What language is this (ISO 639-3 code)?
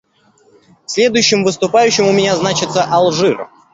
rus